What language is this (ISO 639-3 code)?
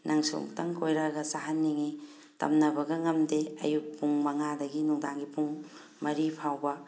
mni